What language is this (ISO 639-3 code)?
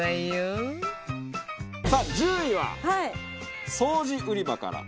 jpn